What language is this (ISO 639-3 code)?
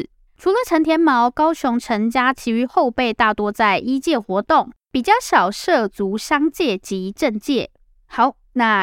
zho